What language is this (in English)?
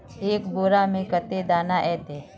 Magahi